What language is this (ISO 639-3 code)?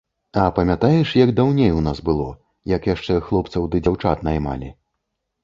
bel